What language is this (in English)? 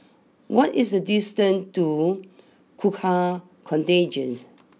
English